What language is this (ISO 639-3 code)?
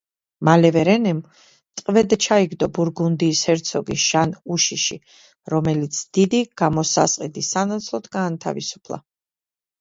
kat